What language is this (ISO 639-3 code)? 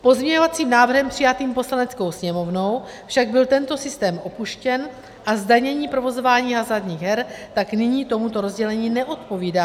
ces